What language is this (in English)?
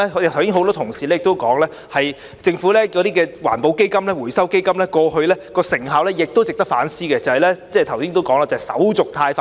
Cantonese